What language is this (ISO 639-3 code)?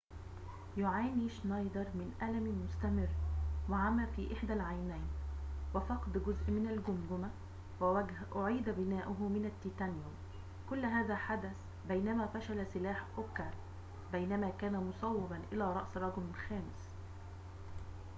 ara